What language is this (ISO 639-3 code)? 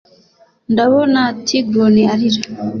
kin